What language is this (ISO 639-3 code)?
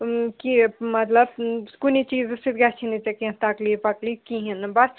kas